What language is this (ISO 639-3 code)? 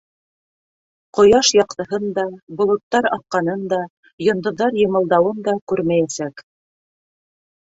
bak